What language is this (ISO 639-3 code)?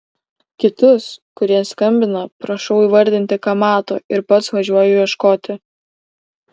lit